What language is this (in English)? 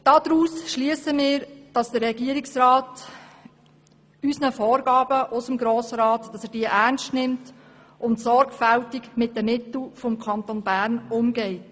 Swiss German